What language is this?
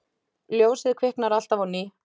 Icelandic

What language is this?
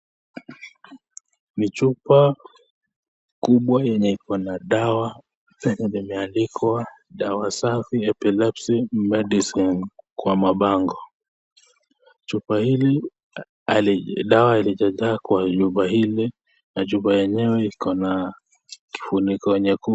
Swahili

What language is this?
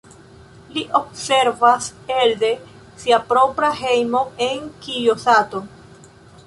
Esperanto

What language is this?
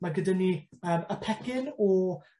Welsh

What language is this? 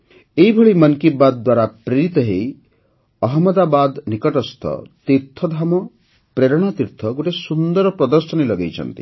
Odia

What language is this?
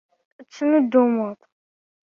Kabyle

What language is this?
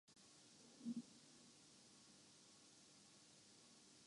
Urdu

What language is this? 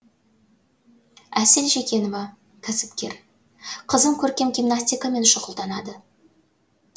Kazakh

